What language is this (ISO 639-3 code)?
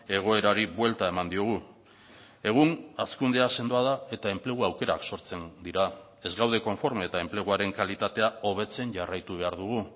eus